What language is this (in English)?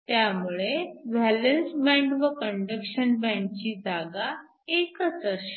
Marathi